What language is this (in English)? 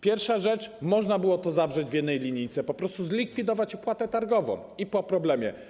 Polish